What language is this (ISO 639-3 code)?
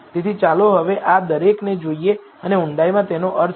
guj